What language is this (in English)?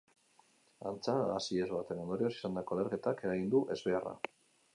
Basque